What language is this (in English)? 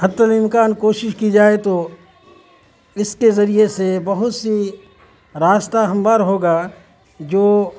Urdu